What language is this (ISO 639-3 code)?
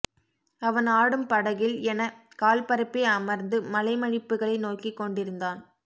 tam